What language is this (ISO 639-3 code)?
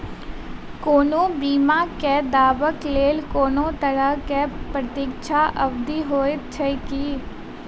mai